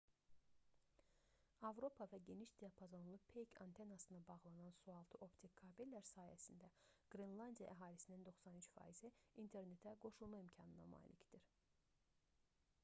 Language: Azerbaijani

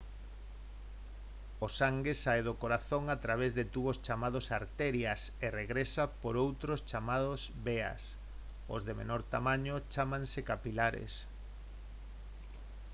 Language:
Galician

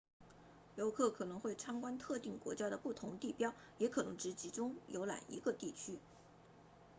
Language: Chinese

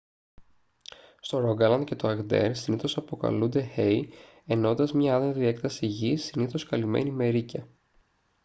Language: Greek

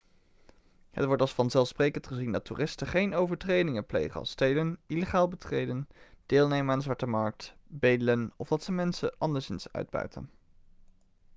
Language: Dutch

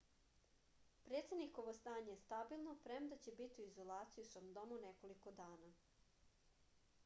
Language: Serbian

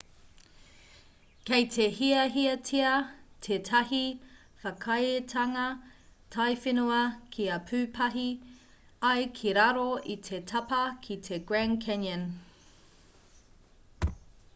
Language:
Māori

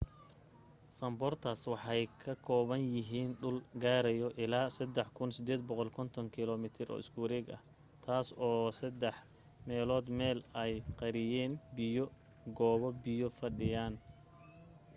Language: Somali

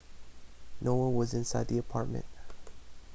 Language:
English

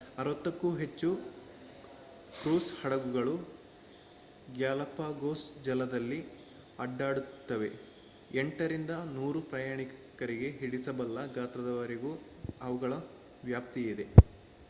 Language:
Kannada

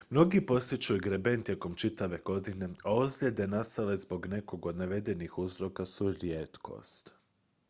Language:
Croatian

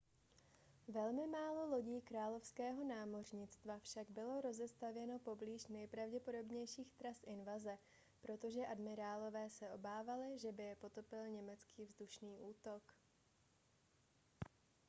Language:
Czech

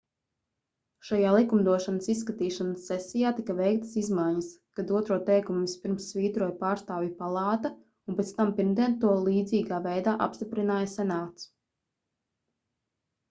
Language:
Latvian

